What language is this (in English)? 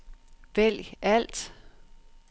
Danish